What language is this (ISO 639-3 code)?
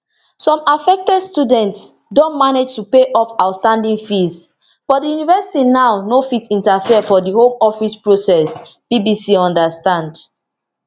pcm